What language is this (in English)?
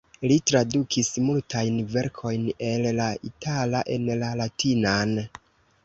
Esperanto